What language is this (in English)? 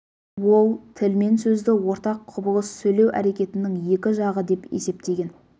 Kazakh